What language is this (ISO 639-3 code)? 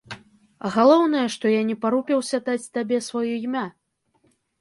bel